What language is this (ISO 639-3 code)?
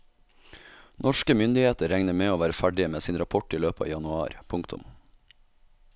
nor